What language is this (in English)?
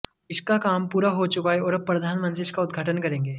Hindi